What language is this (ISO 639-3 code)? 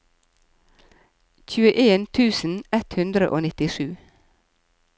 nor